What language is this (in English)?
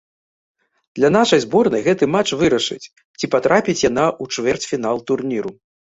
Belarusian